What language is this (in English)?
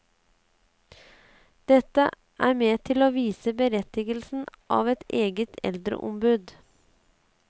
Norwegian